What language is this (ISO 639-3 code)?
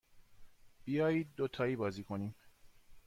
fas